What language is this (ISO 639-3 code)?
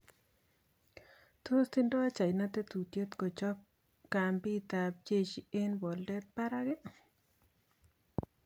kln